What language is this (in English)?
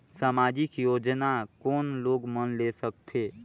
Chhattisgarhi